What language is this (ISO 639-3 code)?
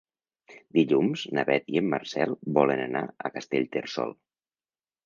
cat